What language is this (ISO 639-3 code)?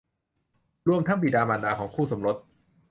tha